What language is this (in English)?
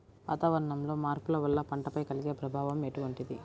Telugu